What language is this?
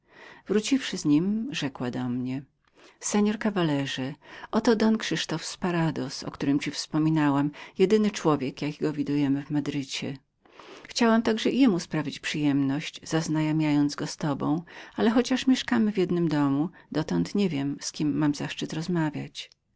Polish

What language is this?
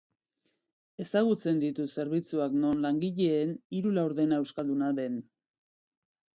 Basque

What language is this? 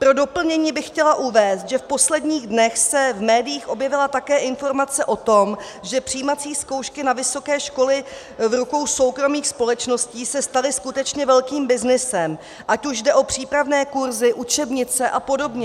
Czech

